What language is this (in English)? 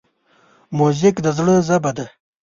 Pashto